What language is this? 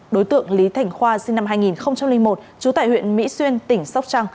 Vietnamese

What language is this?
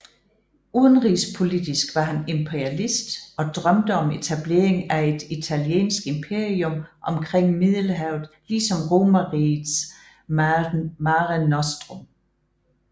Danish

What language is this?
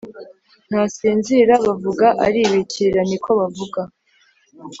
Kinyarwanda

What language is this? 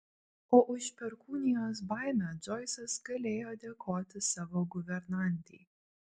Lithuanian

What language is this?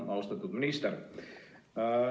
Estonian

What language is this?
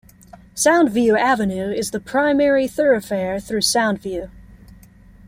English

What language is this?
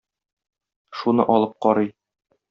Tatar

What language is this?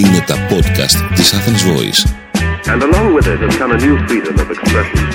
Greek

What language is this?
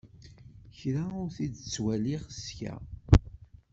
Kabyle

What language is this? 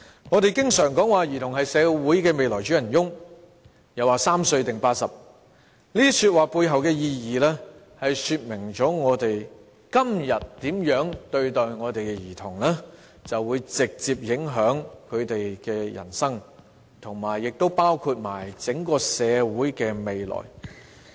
Cantonese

